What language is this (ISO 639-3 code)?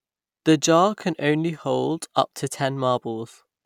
eng